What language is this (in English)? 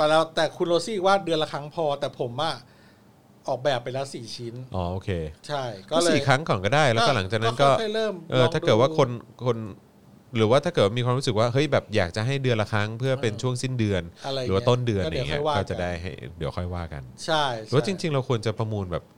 Thai